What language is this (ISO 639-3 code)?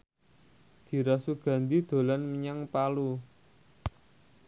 jav